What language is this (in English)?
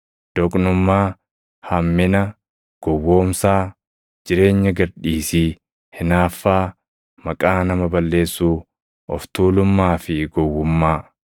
Oromo